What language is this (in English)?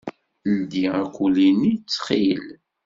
Kabyle